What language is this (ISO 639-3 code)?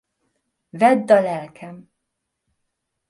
hun